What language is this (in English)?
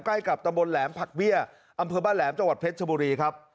Thai